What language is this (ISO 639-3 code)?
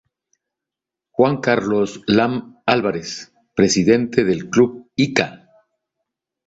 spa